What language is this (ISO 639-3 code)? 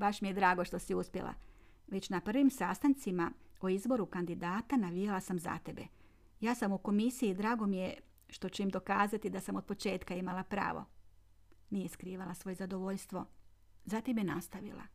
hrv